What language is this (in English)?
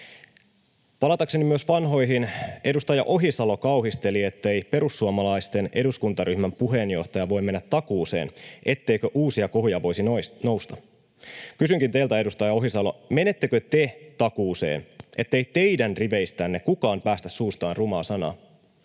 Finnish